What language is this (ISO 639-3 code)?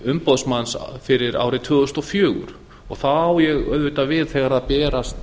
isl